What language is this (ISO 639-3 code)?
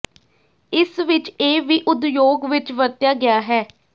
pan